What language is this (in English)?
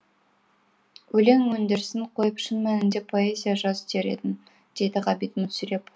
Kazakh